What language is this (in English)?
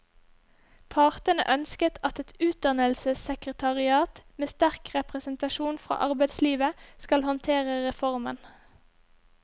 Norwegian